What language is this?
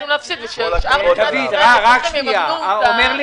Hebrew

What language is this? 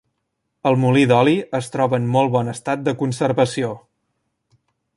Catalan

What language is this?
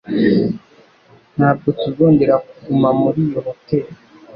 Kinyarwanda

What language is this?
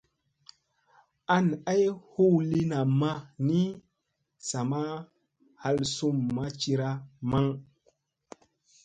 Musey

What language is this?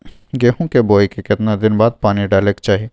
Maithili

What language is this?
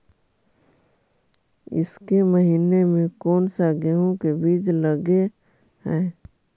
Magahi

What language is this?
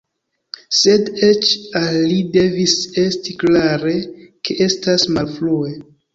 Esperanto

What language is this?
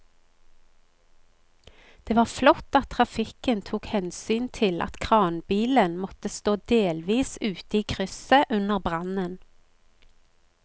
Norwegian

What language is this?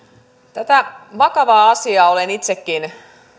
Finnish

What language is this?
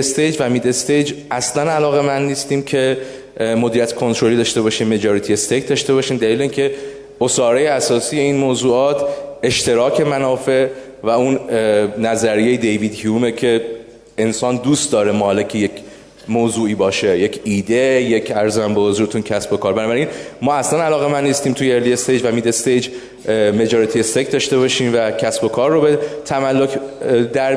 Persian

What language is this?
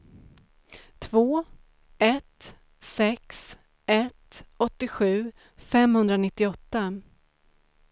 Swedish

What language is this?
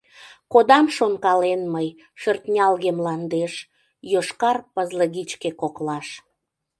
Mari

